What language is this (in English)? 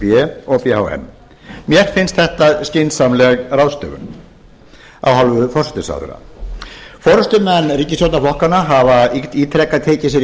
Icelandic